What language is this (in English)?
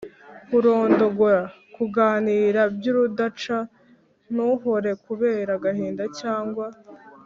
Kinyarwanda